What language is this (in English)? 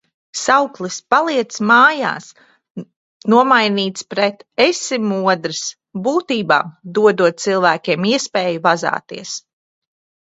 Latvian